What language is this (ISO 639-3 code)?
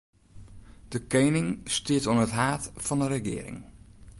fry